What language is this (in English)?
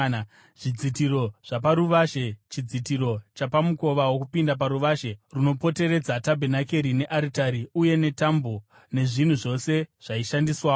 Shona